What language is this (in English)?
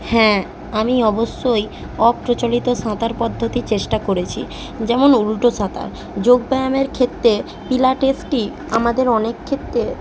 Bangla